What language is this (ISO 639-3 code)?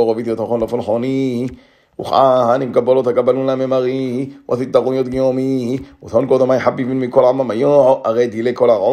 heb